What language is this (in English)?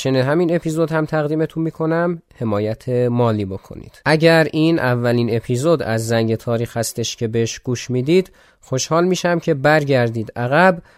Persian